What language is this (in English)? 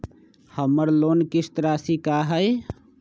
Magahi